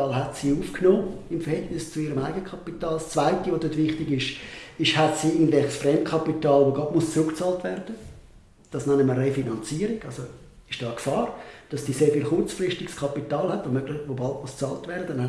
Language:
German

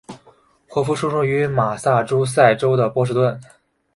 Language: Chinese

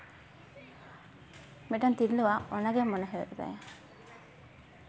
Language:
Santali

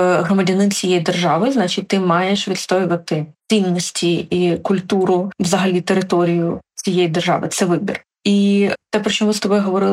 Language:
Ukrainian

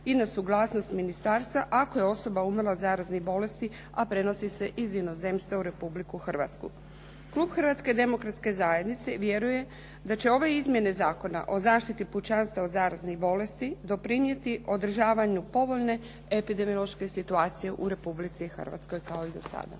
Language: Croatian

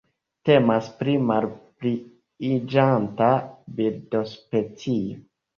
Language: Esperanto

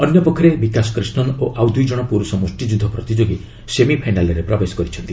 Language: Odia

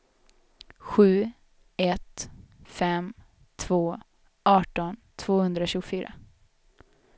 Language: Swedish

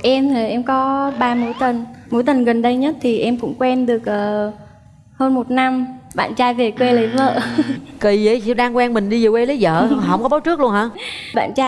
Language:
Vietnamese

